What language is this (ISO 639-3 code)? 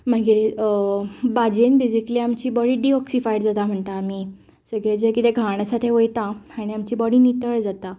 kok